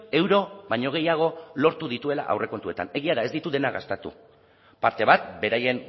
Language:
Basque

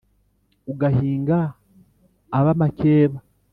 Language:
Kinyarwanda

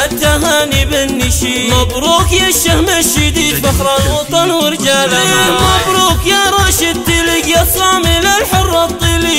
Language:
Arabic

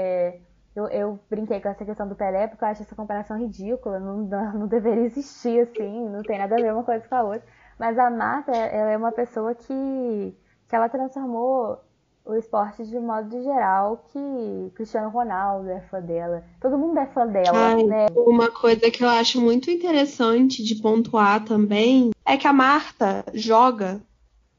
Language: Portuguese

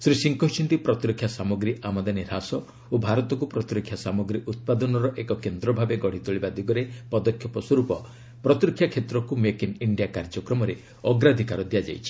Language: Odia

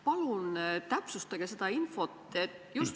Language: Estonian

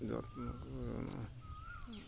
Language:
Assamese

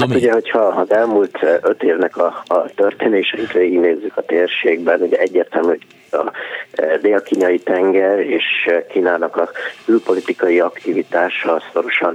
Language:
Hungarian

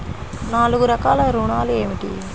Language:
Telugu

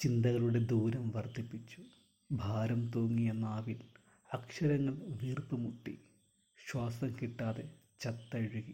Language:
Malayalam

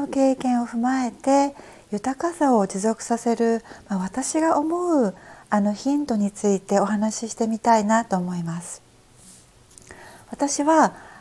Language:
Japanese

